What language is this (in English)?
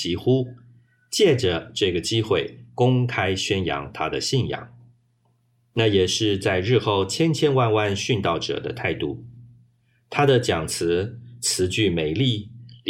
Chinese